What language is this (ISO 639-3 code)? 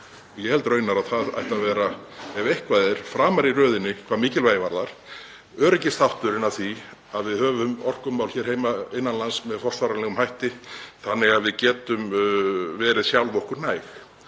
isl